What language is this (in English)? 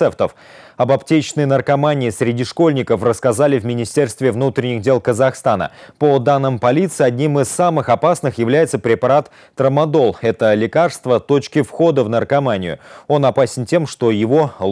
Russian